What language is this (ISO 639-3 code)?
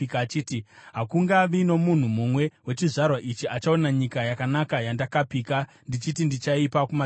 sna